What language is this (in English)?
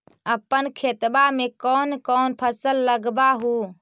Magahi